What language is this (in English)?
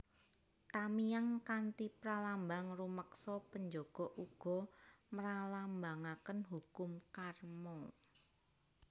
Javanese